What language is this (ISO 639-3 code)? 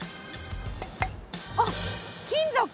jpn